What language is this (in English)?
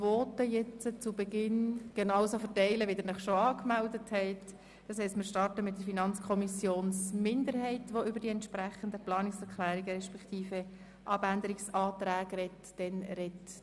Swiss German